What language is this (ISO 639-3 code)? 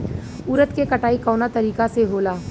bho